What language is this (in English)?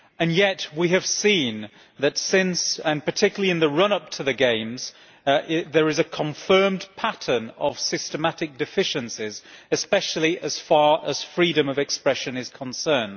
English